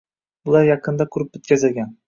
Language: Uzbek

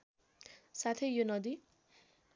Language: Nepali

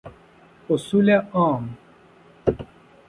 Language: Persian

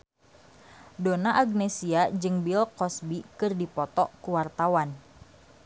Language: Sundanese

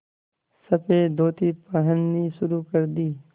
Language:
Hindi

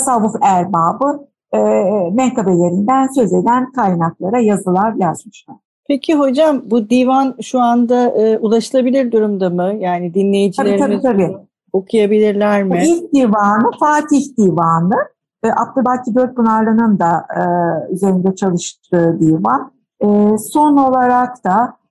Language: Turkish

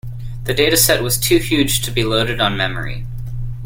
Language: English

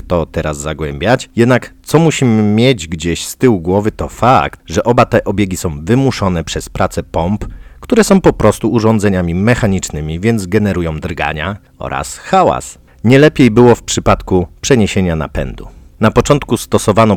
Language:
Polish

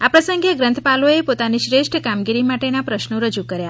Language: Gujarati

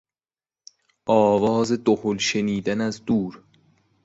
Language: Persian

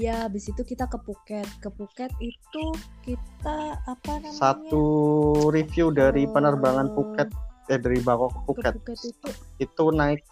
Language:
Indonesian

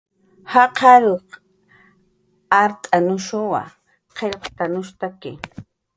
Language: Jaqaru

